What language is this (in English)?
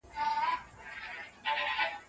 Pashto